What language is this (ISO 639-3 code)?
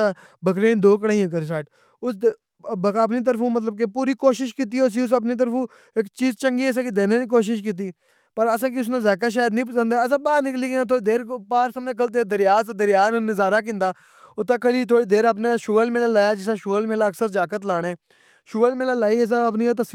phr